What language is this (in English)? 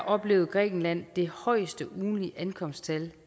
Danish